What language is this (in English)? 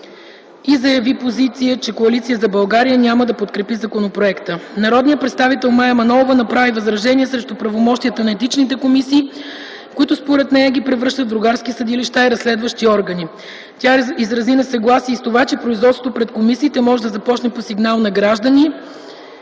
Bulgarian